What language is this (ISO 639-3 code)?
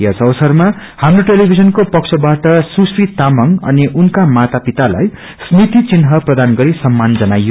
nep